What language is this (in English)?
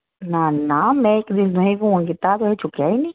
Dogri